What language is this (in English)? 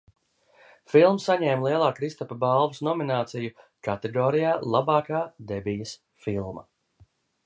Latvian